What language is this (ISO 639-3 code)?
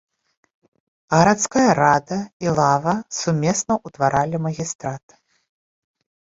bel